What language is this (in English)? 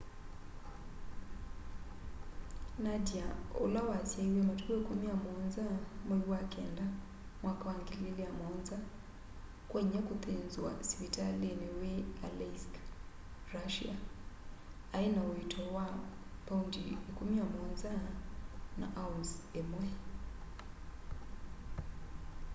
Kamba